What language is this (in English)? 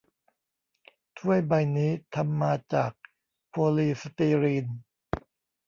Thai